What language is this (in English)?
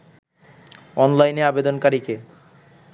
Bangla